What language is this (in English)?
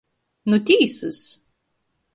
Latgalian